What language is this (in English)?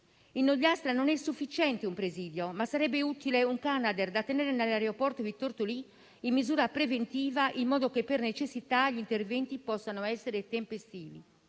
Italian